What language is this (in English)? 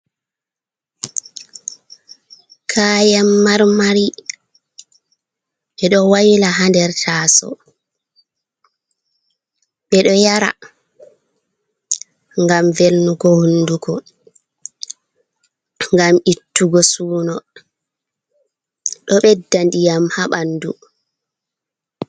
Fula